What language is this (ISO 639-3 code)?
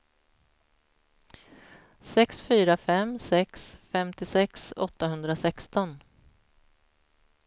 swe